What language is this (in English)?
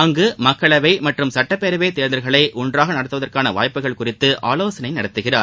Tamil